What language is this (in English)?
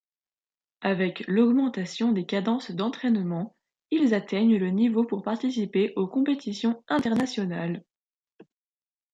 French